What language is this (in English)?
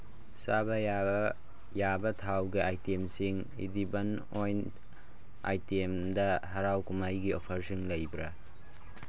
Manipuri